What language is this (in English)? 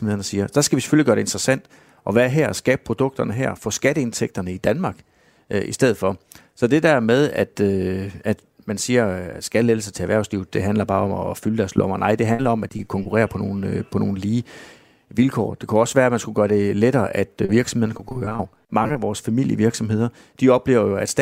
Danish